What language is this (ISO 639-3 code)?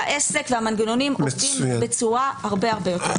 heb